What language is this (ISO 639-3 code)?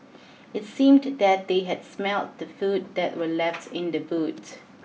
eng